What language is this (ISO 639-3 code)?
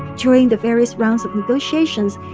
eng